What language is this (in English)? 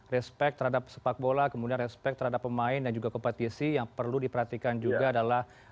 Indonesian